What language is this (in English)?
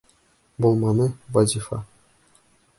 Bashkir